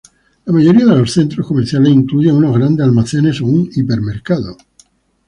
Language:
Spanish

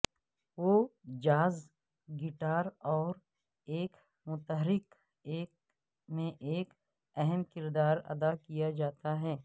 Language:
Urdu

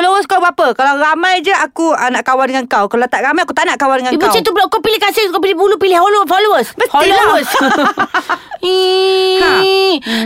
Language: Malay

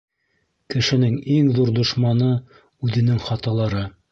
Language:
Bashkir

